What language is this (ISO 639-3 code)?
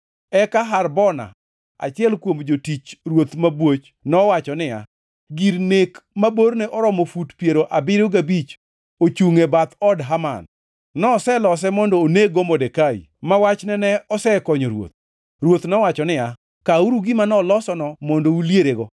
luo